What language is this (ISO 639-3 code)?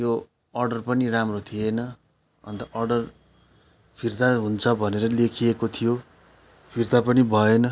nep